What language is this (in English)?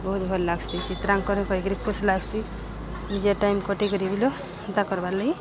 Odia